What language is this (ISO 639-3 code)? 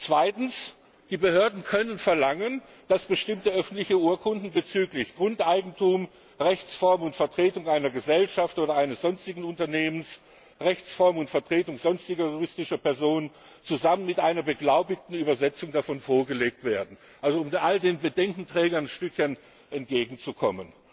deu